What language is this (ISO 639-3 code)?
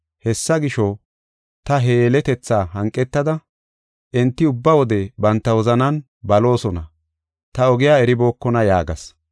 gof